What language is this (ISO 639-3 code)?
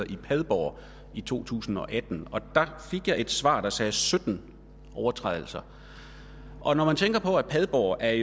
dan